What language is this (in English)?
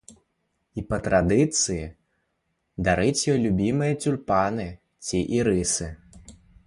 Belarusian